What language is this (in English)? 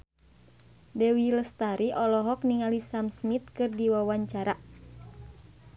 Sundanese